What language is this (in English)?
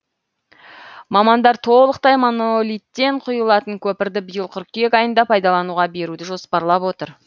Kazakh